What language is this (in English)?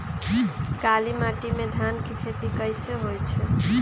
Magahi